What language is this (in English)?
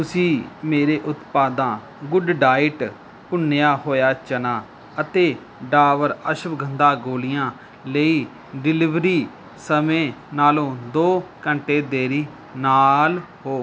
Punjabi